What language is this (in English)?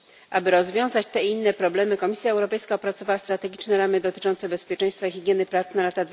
Polish